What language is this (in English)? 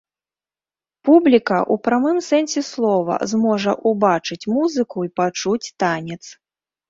Belarusian